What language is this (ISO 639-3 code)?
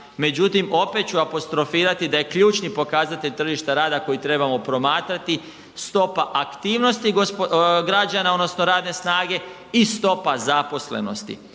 hrv